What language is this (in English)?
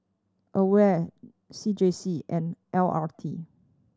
English